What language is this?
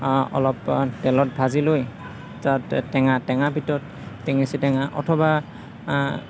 Assamese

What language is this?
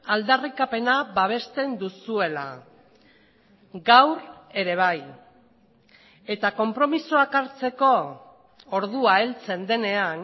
Basque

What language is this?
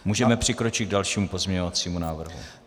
Czech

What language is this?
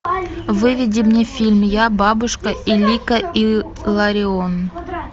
Russian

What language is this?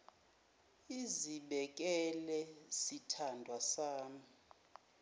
Zulu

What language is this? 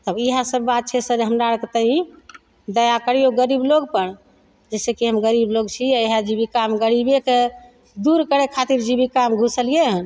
Maithili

